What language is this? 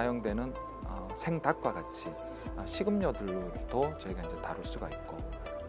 Korean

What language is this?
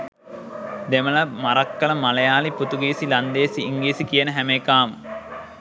Sinhala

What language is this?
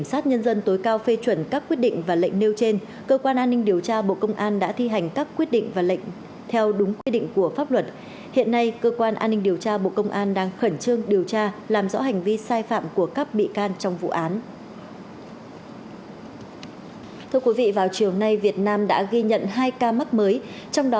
Vietnamese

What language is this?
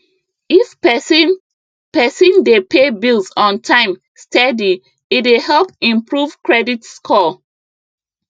Nigerian Pidgin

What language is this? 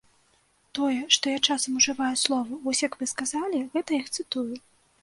Belarusian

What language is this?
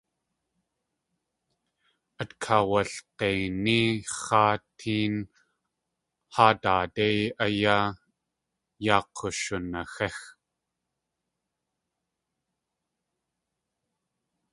Tlingit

